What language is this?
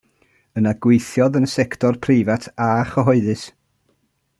Welsh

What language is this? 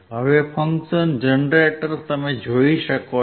Gujarati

